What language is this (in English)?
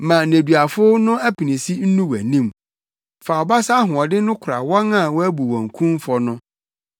Akan